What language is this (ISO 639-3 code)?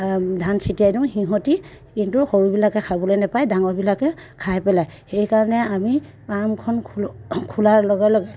asm